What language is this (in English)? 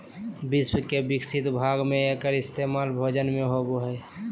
Magahi